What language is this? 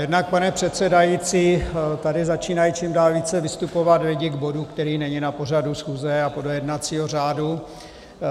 Czech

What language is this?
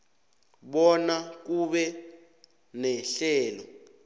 South Ndebele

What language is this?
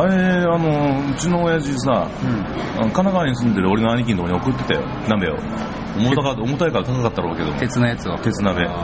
Japanese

